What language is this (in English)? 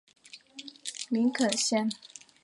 Chinese